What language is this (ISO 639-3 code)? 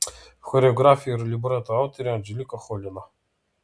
lit